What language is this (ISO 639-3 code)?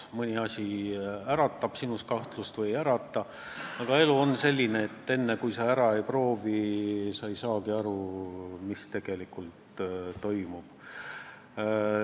est